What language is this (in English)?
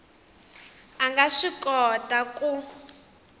Tsonga